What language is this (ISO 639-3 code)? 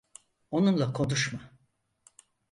tur